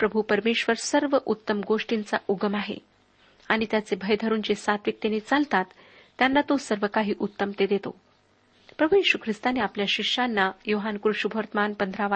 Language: Marathi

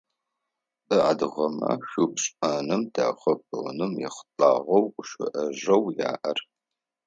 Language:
Adyghe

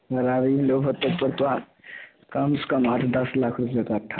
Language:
Maithili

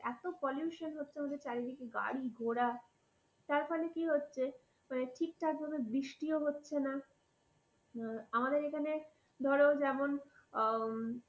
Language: Bangla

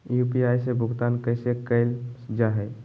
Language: Magahi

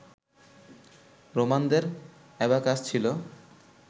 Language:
Bangla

